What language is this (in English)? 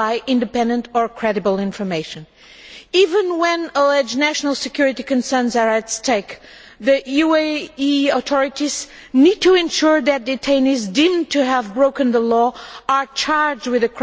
English